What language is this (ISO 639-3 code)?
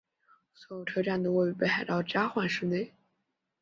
zho